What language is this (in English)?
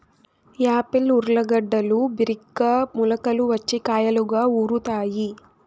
Telugu